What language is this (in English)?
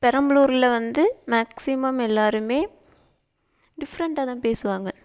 Tamil